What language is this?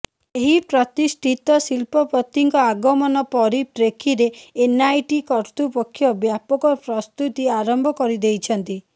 Odia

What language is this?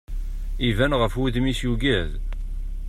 Kabyle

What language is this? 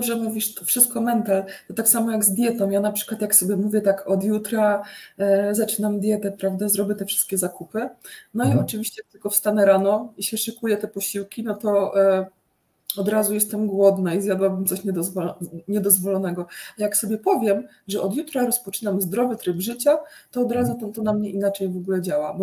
Polish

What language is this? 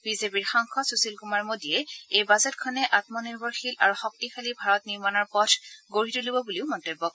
Assamese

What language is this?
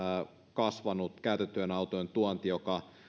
Finnish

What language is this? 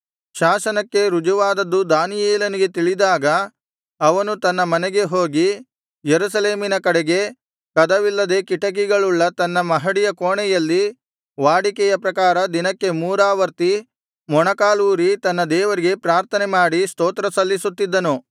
Kannada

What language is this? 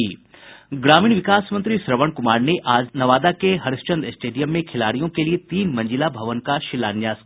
Hindi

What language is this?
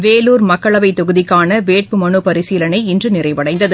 Tamil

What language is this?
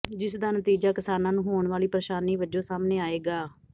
Punjabi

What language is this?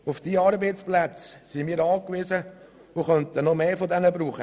Swiss German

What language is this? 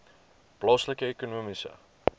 Afrikaans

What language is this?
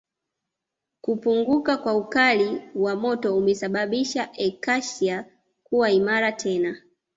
Swahili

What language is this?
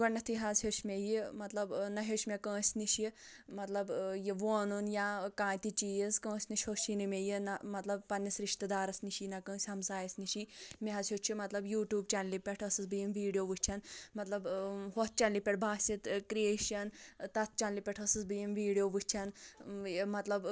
Kashmiri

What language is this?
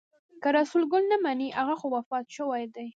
Pashto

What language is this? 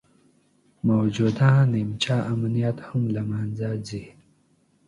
Pashto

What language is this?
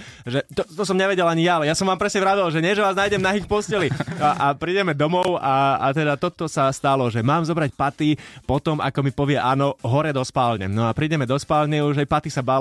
Slovak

